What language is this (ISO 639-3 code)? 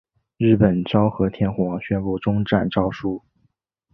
zho